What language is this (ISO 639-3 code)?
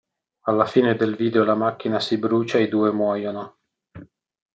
ita